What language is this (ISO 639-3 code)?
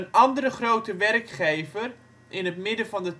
nld